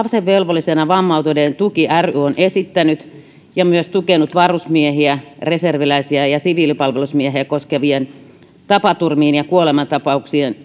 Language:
Finnish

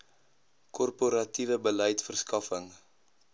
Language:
Afrikaans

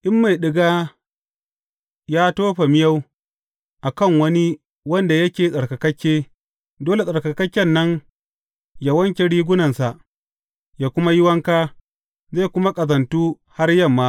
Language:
Hausa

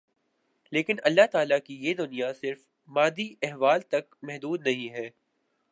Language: Urdu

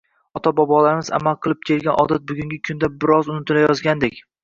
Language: Uzbek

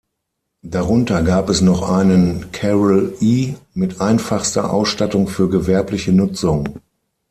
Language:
German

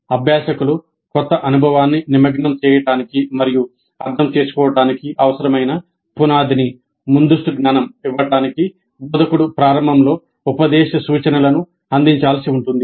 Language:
Telugu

